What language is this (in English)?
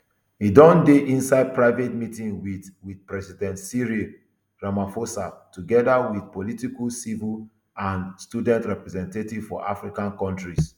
Nigerian Pidgin